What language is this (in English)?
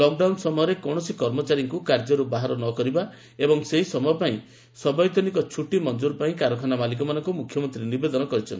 Odia